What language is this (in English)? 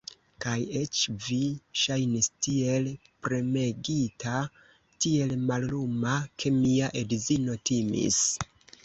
Esperanto